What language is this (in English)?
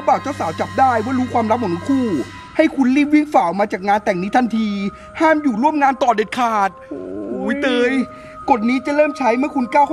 Thai